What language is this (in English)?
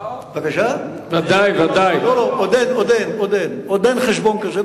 Hebrew